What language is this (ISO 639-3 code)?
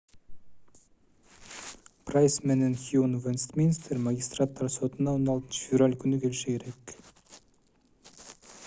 kir